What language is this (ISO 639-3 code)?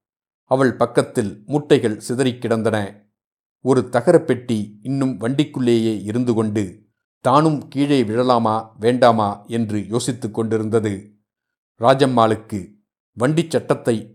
tam